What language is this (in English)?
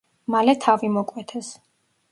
Georgian